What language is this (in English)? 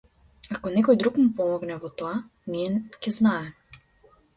Macedonian